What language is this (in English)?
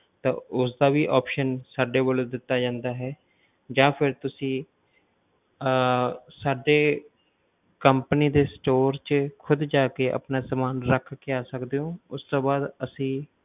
Punjabi